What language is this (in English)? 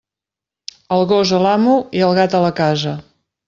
Catalan